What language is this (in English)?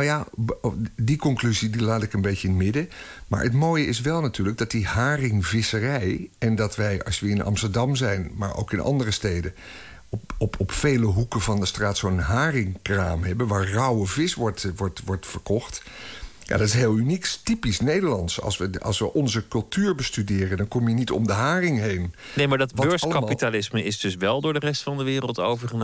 Dutch